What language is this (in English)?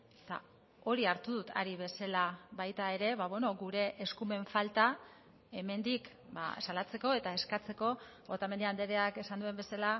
Basque